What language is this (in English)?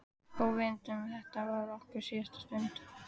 Icelandic